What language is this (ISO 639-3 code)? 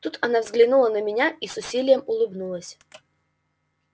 rus